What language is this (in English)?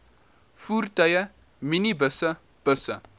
Afrikaans